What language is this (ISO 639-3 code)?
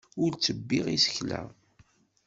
kab